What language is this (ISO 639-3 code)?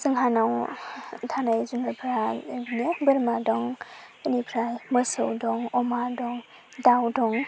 brx